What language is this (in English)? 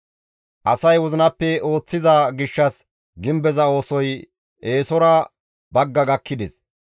Gamo